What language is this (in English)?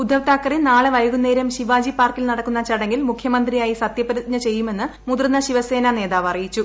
Malayalam